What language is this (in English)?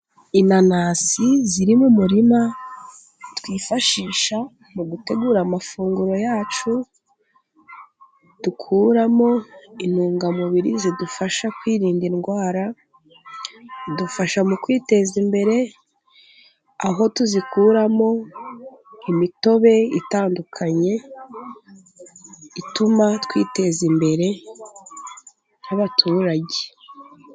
Kinyarwanda